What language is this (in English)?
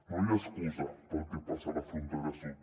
Catalan